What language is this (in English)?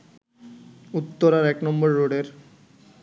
Bangla